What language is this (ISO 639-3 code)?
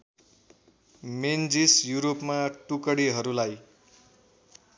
nep